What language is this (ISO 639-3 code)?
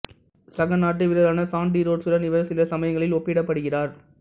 tam